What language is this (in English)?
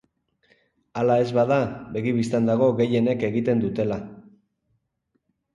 Basque